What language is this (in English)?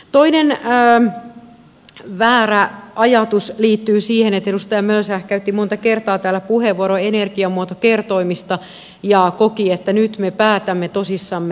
Finnish